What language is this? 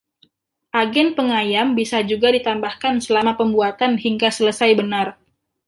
Indonesian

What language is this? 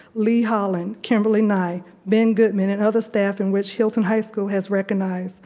English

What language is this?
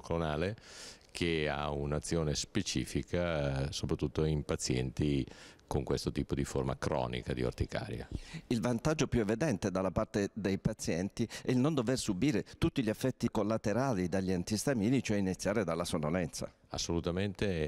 Italian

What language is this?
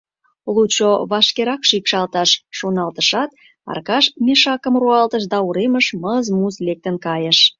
Mari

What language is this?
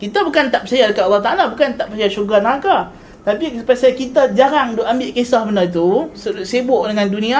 Malay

